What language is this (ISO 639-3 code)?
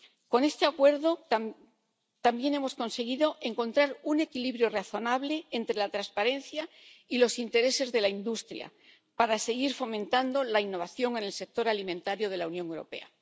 spa